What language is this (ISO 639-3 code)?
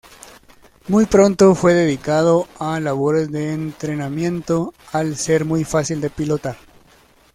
spa